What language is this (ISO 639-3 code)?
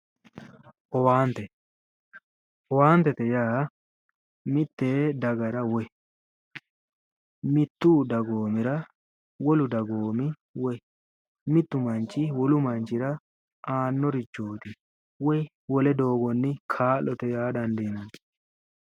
sid